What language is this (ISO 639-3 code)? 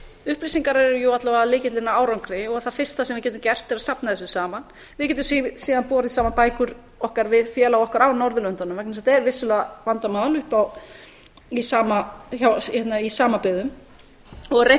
isl